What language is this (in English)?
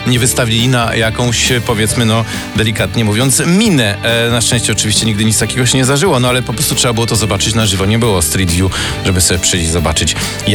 Polish